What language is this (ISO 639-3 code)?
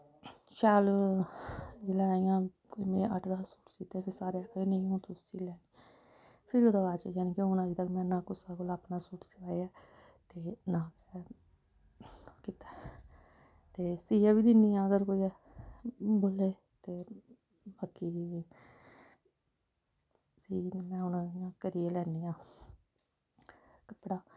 doi